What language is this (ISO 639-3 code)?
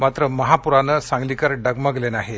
mar